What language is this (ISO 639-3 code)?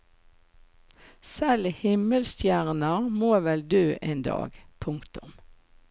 nor